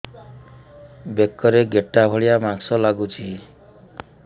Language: Odia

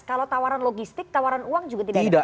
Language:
Indonesian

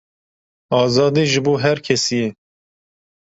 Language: Kurdish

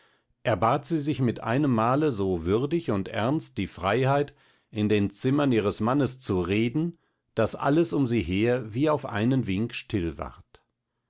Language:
German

